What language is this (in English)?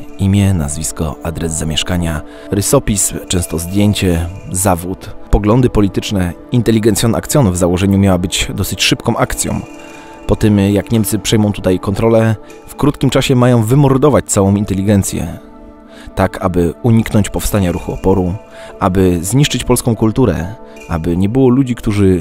Polish